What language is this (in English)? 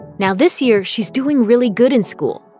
English